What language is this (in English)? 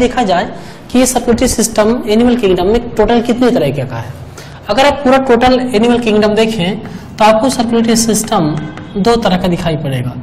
Hindi